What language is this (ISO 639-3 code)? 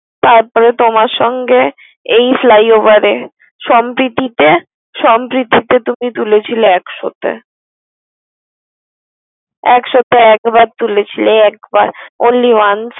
ben